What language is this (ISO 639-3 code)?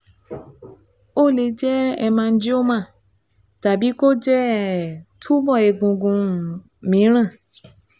yor